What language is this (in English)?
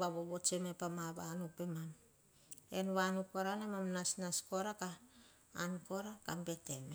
Hahon